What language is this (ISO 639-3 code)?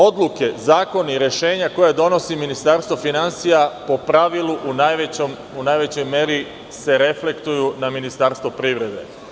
srp